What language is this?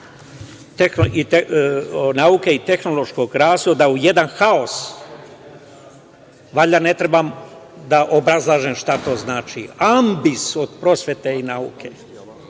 Serbian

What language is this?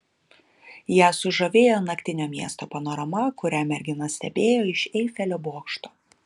Lithuanian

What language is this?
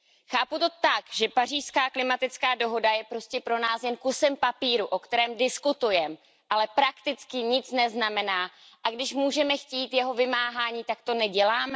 Czech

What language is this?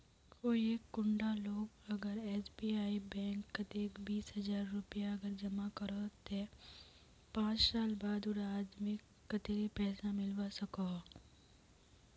Magahi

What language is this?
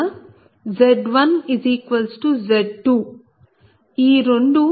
Telugu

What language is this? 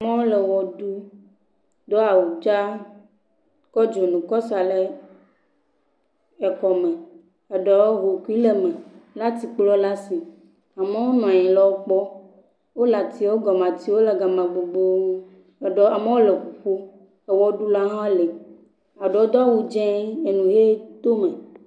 Ewe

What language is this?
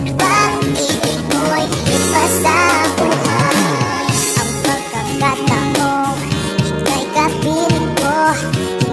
Filipino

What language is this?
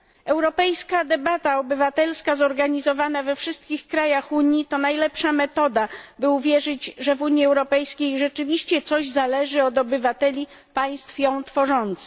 Polish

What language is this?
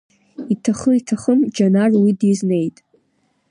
Abkhazian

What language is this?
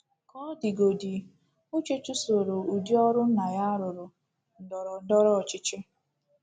Igbo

